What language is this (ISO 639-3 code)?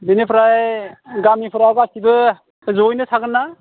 brx